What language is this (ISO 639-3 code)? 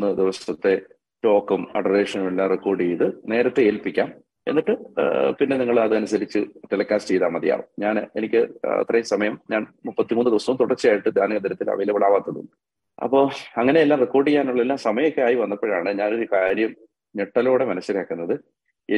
mal